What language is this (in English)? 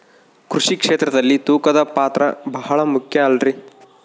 Kannada